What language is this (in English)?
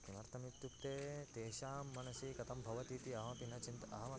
Sanskrit